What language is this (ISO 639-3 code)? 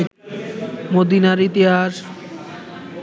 ben